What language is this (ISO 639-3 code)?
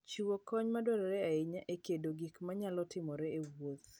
luo